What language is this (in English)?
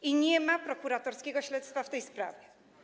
Polish